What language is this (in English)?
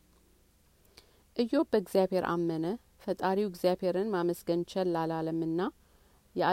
Amharic